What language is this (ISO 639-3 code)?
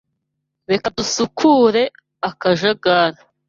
kin